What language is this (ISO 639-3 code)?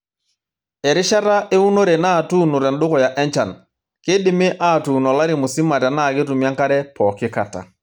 mas